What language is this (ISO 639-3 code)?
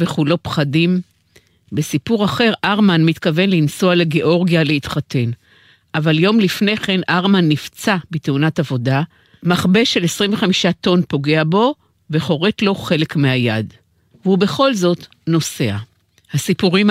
heb